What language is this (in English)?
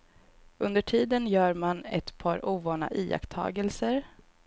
Swedish